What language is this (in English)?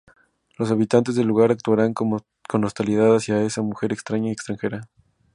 Spanish